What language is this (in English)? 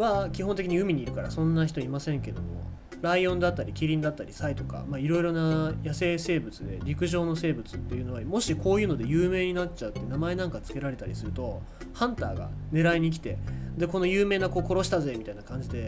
Japanese